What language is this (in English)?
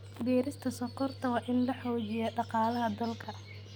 Somali